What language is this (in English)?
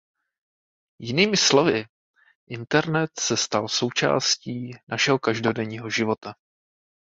Czech